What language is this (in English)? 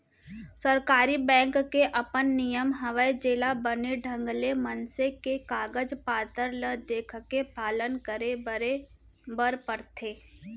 Chhattisgarhi